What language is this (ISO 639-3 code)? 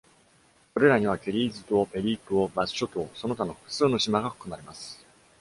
jpn